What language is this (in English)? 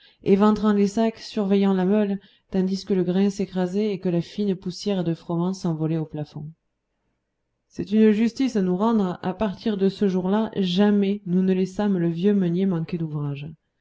French